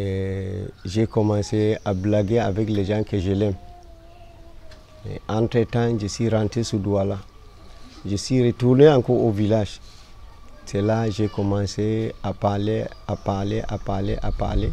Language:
French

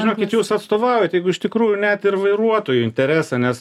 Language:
Lithuanian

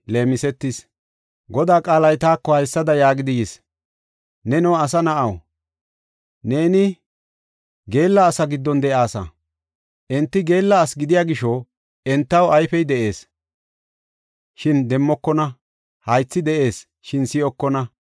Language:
Gofa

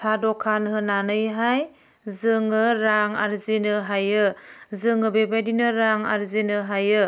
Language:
Bodo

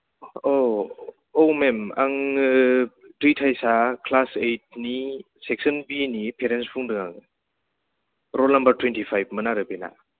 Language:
Bodo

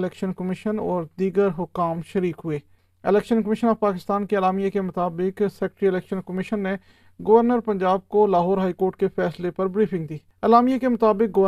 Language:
Urdu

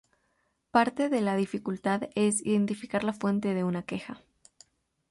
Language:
Spanish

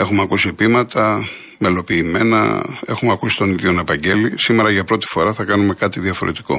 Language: Greek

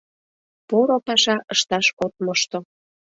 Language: Mari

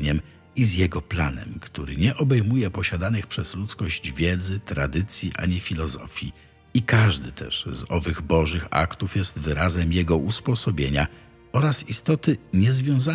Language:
Polish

